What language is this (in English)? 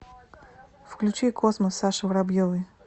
Russian